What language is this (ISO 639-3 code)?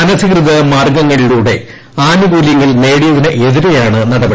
mal